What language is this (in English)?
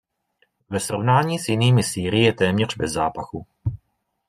Czech